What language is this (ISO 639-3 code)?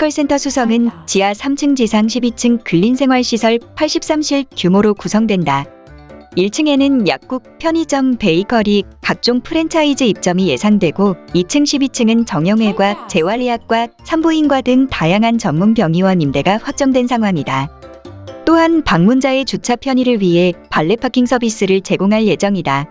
kor